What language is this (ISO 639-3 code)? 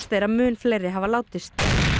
isl